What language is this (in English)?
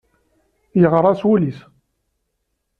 Kabyle